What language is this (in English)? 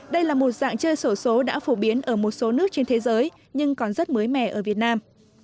Vietnamese